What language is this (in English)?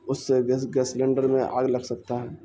Urdu